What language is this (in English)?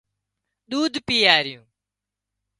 Wadiyara Koli